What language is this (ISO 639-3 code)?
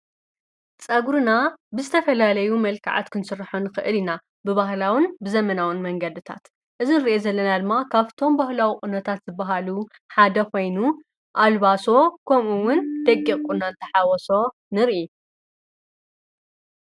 tir